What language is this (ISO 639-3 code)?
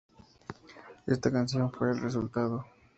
spa